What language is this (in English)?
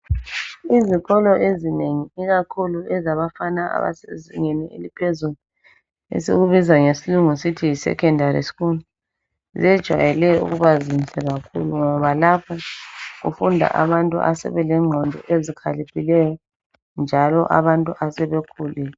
North Ndebele